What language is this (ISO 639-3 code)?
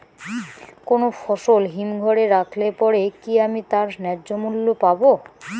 ben